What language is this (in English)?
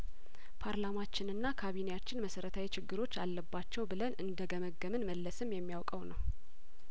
Amharic